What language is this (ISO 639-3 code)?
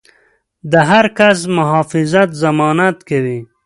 pus